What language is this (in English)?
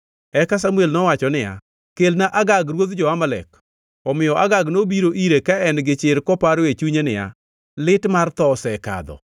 Luo (Kenya and Tanzania)